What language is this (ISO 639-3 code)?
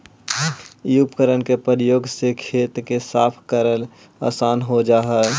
mag